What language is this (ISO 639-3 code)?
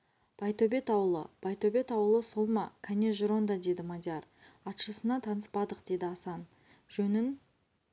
kaz